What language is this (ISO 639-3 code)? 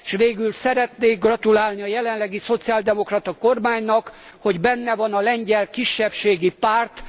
hun